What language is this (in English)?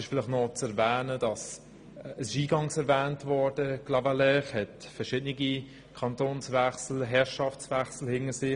Swiss German